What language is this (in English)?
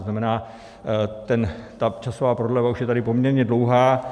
Czech